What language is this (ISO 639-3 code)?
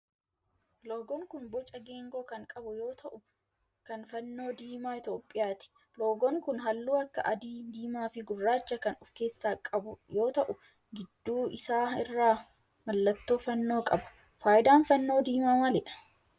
orm